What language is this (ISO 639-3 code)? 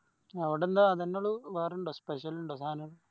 mal